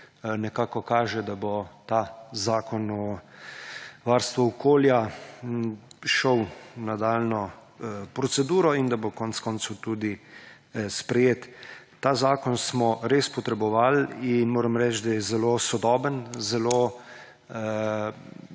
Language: Slovenian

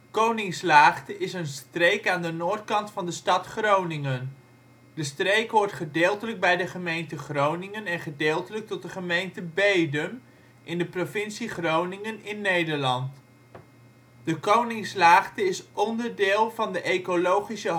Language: Dutch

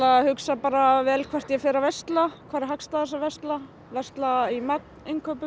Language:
Icelandic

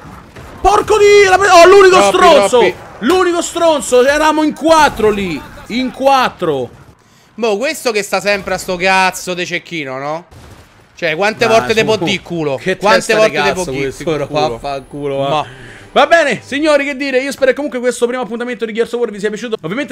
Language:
Italian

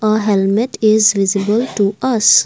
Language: English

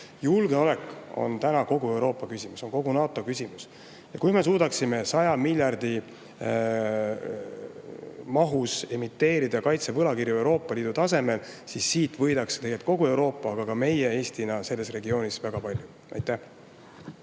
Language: Estonian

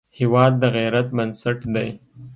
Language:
Pashto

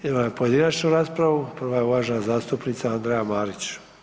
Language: Croatian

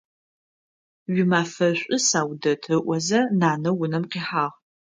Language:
Adyghe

